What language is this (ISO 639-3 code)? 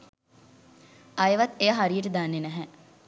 sin